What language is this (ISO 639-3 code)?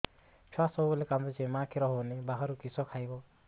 ori